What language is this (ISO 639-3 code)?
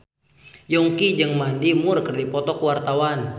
sun